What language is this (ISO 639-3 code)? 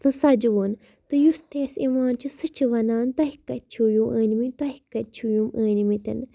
kas